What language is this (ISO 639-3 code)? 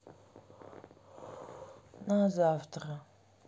rus